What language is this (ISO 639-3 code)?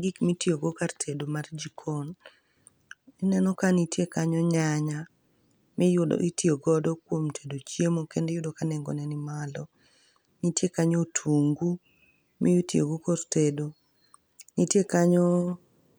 luo